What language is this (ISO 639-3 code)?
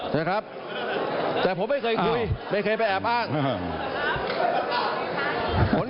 tha